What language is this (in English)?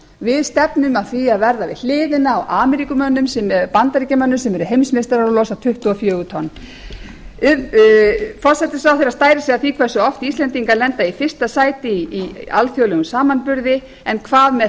Icelandic